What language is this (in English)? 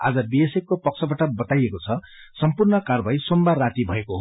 Nepali